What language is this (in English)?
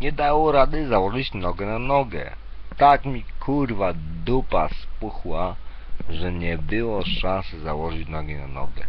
Polish